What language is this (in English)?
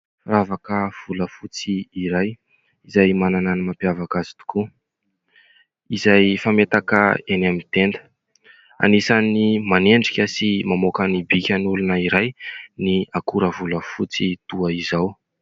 Malagasy